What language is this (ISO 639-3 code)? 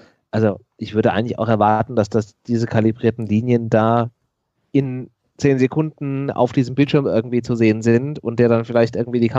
deu